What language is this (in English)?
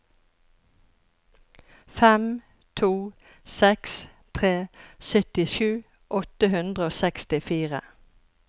Norwegian